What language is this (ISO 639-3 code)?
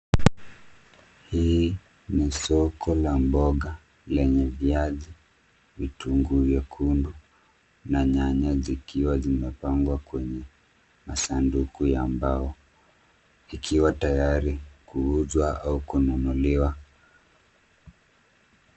swa